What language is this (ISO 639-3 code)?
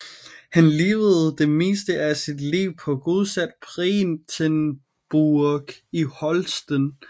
dan